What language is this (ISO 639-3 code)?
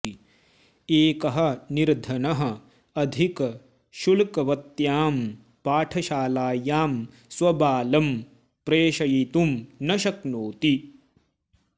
san